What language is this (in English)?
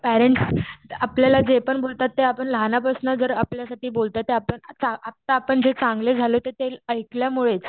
Marathi